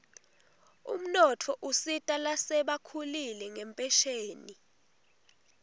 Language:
Swati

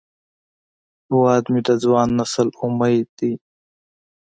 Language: Pashto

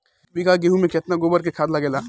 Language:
Bhojpuri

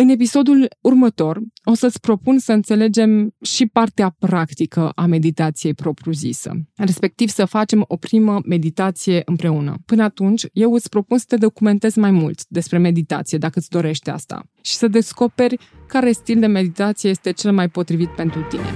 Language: Romanian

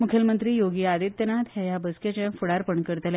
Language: Konkani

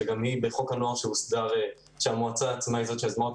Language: Hebrew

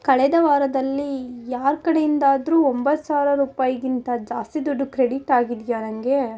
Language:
Kannada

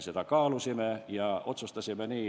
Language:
Estonian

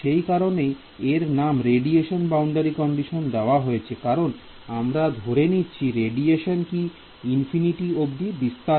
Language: Bangla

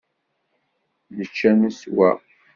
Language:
Kabyle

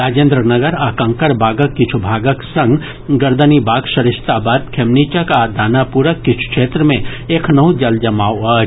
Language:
Maithili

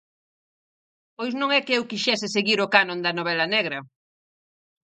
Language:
Galician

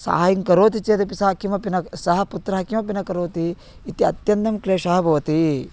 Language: Sanskrit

